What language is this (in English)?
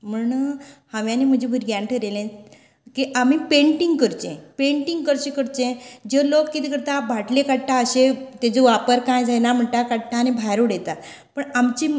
Konkani